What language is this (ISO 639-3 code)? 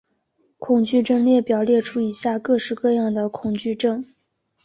zho